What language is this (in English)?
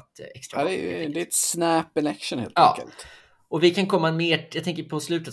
Swedish